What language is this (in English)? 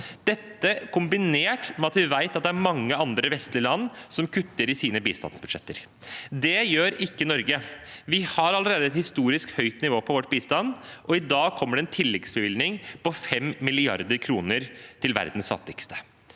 Norwegian